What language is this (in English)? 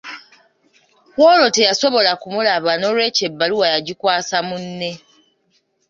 Ganda